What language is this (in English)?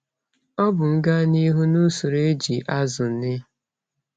Igbo